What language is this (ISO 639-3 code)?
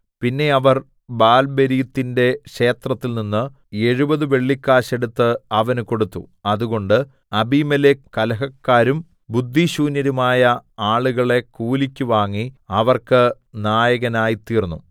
mal